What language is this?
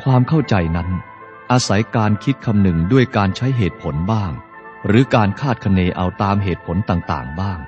Thai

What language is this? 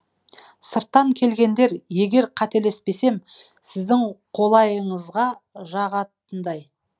Kazakh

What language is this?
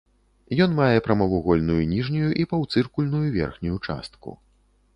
Belarusian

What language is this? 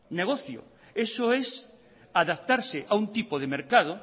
Spanish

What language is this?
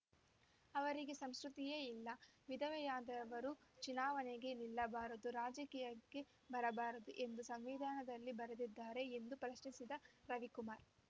Kannada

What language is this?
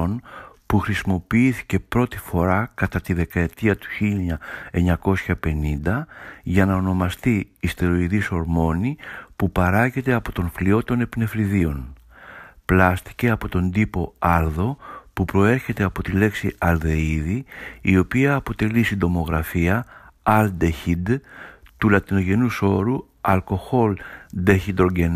Greek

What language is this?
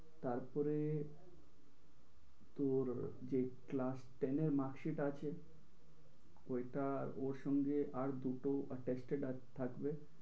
Bangla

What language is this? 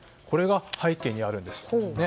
Japanese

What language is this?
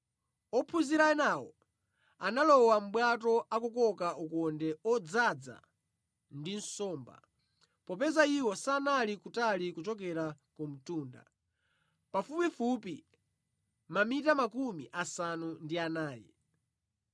Nyanja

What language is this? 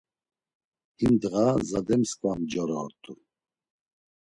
Laz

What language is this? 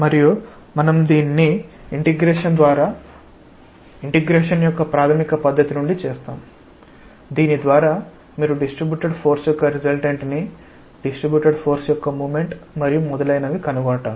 Telugu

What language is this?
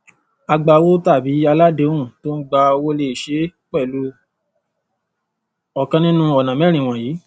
Yoruba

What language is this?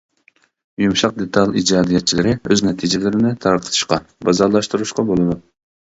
Uyghur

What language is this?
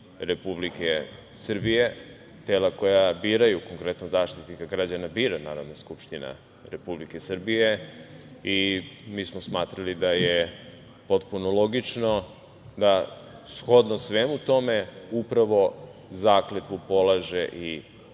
Serbian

